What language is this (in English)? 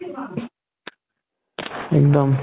Assamese